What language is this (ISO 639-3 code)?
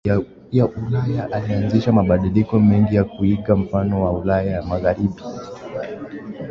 swa